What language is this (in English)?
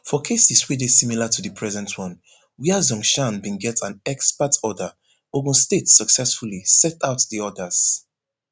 Nigerian Pidgin